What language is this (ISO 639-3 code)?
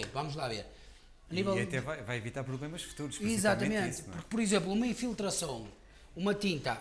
por